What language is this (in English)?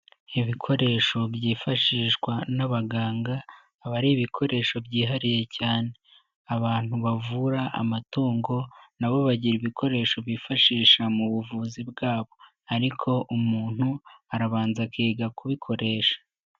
Kinyarwanda